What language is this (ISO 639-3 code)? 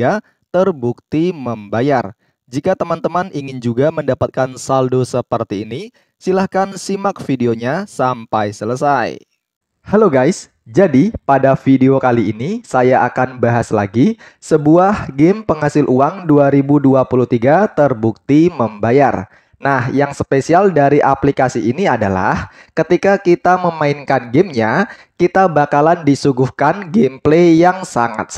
ind